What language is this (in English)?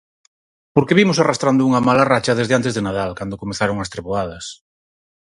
Galician